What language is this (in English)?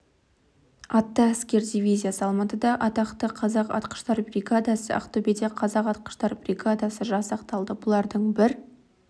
Kazakh